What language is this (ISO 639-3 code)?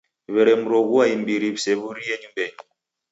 dav